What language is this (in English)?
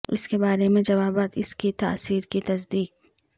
Urdu